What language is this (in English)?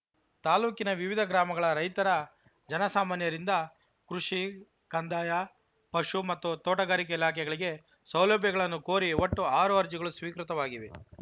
Kannada